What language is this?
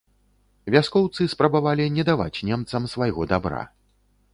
Belarusian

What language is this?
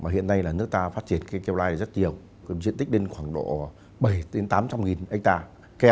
Vietnamese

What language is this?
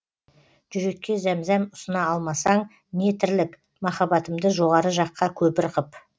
Kazakh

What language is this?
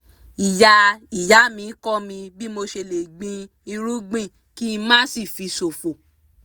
Yoruba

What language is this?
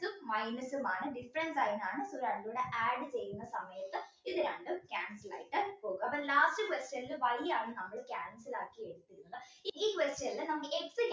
Malayalam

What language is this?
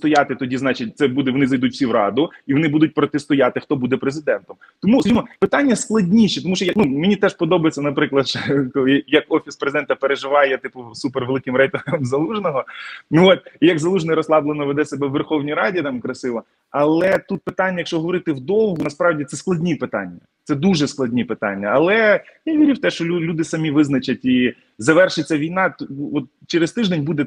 Ukrainian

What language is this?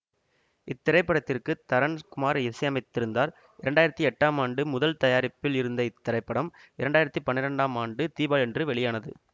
Tamil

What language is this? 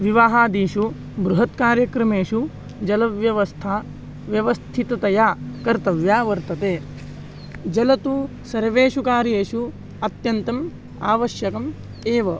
Sanskrit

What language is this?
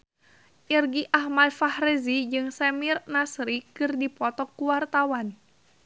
Sundanese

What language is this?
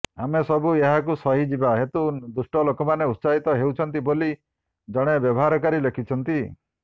Odia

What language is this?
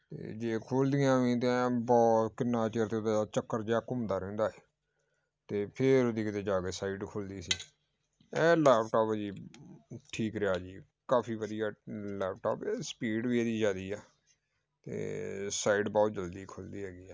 Punjabi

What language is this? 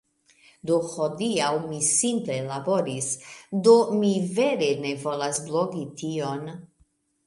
Esperanto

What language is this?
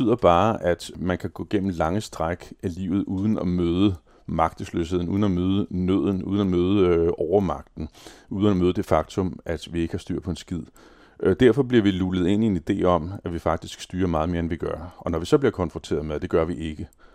Danish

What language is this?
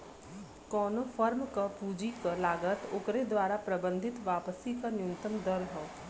Bhojpuri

